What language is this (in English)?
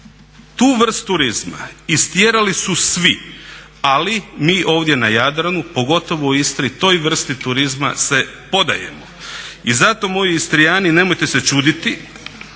Croatian